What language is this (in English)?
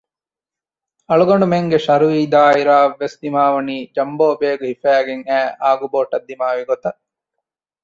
Divehi